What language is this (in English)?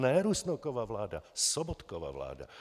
Czech